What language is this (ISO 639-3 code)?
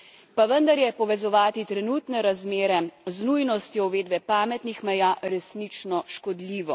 slv